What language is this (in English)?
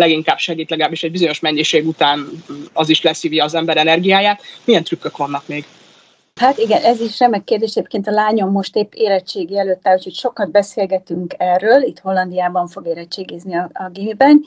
Hungarian